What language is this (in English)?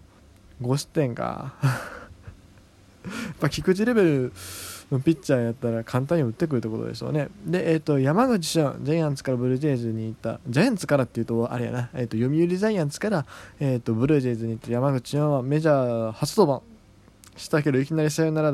Japanese